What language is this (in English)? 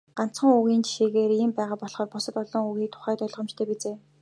Mongolian